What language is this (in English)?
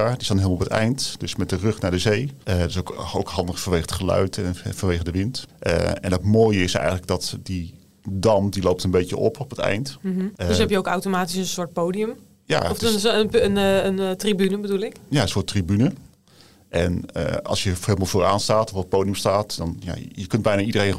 Dutch